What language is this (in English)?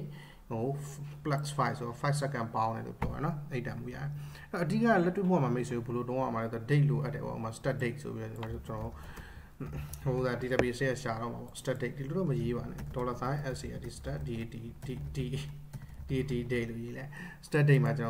Vietnamese